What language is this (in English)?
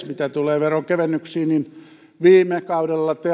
Finnish